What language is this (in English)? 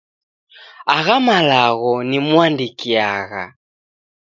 Taita